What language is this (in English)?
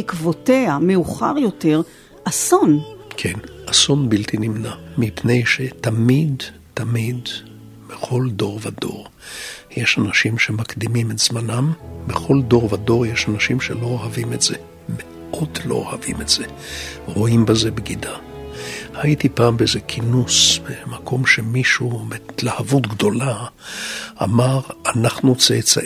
Hebrew